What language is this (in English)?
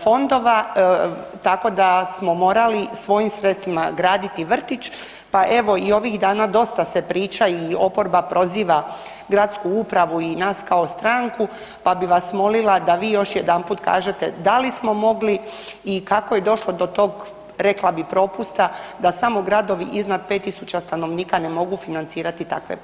Croatian